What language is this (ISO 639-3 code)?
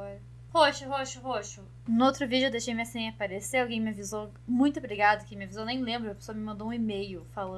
por